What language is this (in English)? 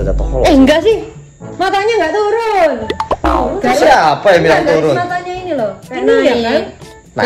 Indonesian